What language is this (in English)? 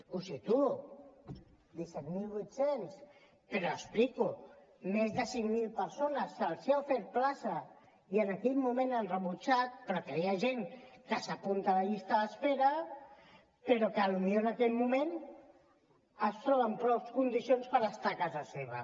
Catalan